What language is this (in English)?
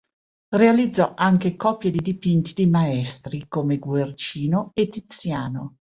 Italian